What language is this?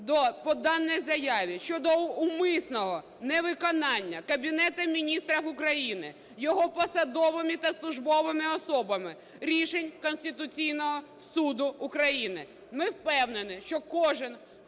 Ukrainian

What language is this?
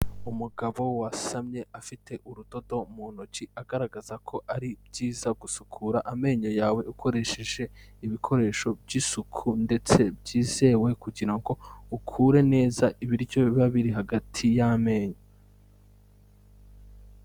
Kinyarwanda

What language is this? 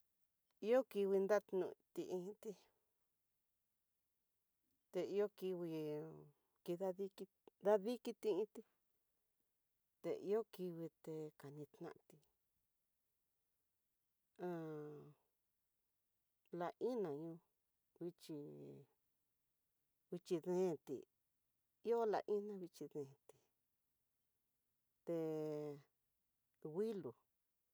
Tidaá Mixtec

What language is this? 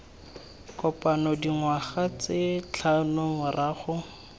Tswana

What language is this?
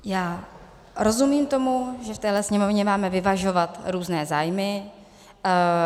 Czech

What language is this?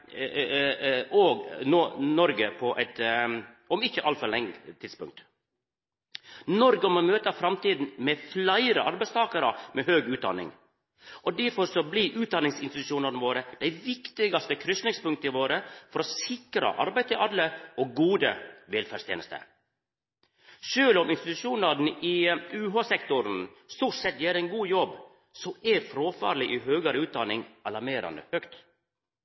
Norwegian Nynorsk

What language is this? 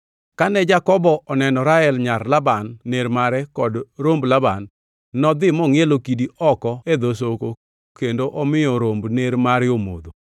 Luo (Kenya and Tanzania)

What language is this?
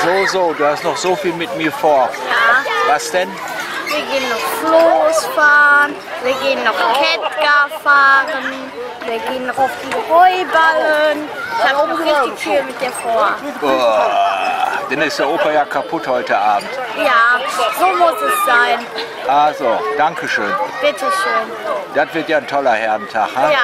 German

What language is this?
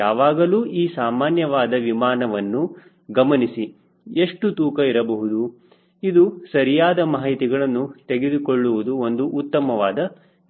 Kannada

